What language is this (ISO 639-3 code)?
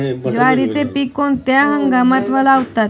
mar